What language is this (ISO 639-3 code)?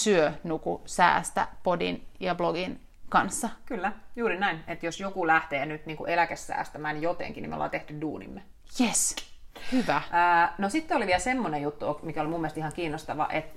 fin